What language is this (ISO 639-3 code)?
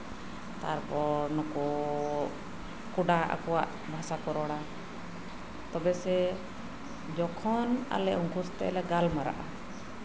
sat